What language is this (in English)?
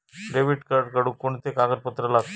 Marathi